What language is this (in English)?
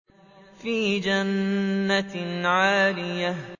Arabic